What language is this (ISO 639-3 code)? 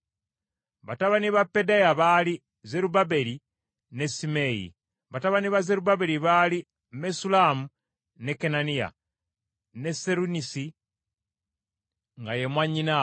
lug